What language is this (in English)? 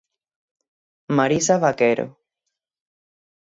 Galician